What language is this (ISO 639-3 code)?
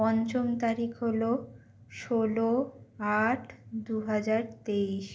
ben